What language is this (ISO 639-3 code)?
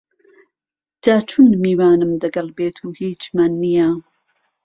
ckb